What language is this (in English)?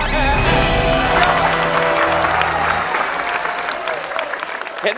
Thai